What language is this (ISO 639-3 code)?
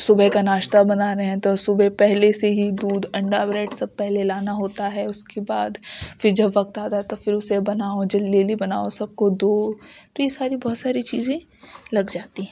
urd